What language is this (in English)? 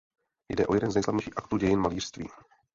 Czech